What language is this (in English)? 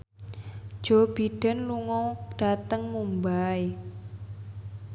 Javanese